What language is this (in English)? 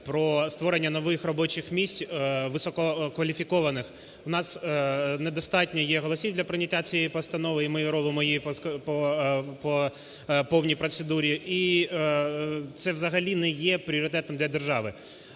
Ukrainian